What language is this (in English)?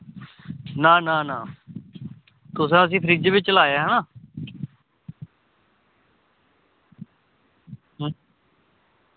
Dogri